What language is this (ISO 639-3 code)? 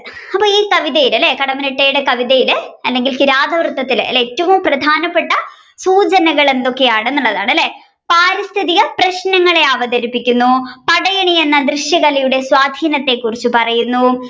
mal